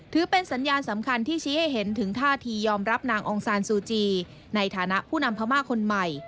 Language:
Thai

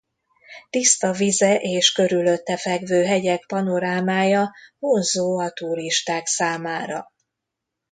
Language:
Hungarian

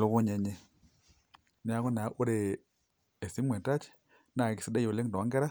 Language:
Masai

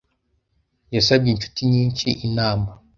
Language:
Kinyarwanda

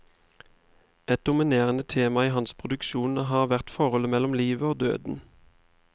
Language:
Norwegian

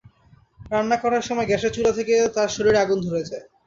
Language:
Bangla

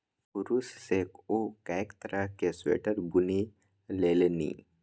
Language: Maithili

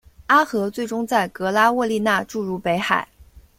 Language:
Chinese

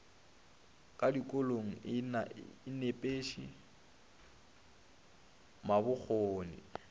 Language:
Northern Sotho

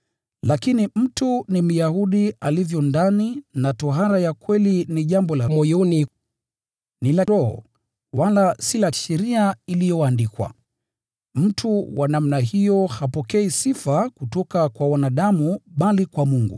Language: Swahili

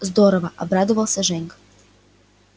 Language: Russian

